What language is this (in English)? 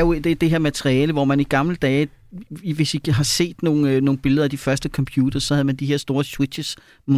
Danish